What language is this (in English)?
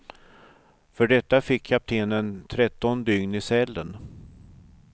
Swedish